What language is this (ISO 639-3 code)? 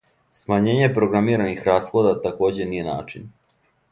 srp